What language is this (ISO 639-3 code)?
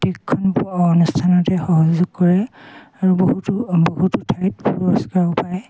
asm